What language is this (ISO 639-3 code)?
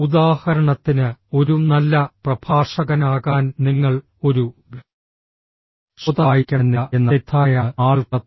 mal